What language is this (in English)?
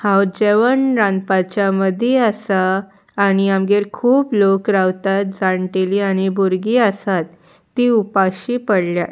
Konkani